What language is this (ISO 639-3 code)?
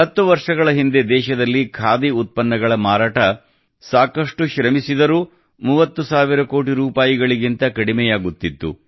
kan